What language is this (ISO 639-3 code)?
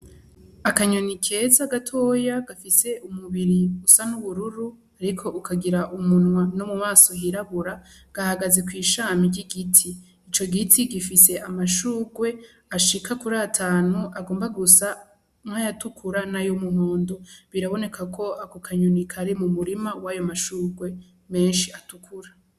run